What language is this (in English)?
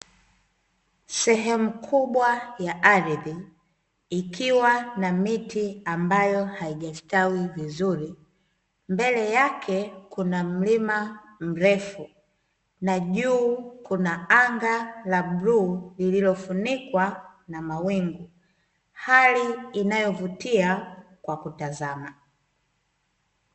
Swahili